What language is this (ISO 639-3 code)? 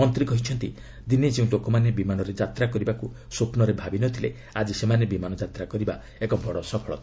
ori